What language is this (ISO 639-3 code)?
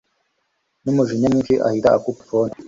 kin